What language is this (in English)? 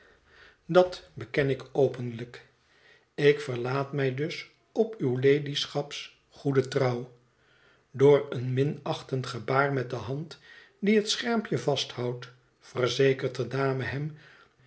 Dutch